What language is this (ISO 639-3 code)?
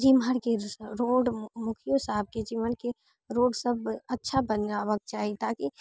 mai